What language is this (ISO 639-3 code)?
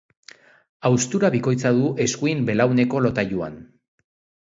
eus